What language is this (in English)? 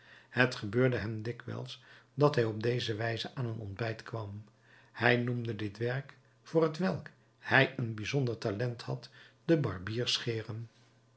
Dutch